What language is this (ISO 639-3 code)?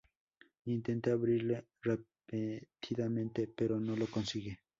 spa